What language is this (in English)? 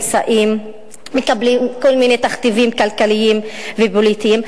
Hebrew